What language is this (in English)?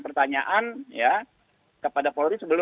Indonesian